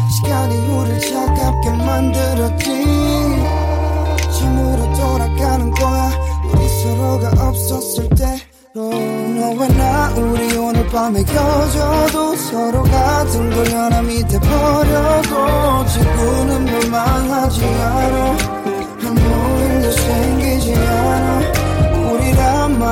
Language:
Korean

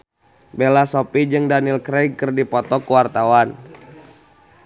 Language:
Sundanese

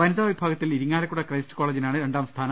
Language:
Malayalam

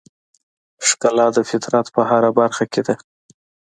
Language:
Pashto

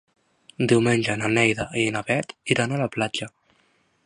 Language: Catalan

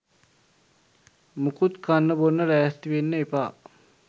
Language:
Sinhala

